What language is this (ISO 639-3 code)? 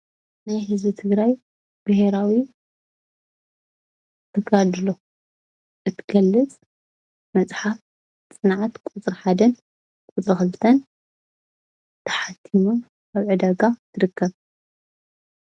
tir